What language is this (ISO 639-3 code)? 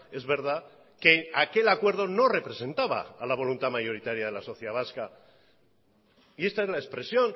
spa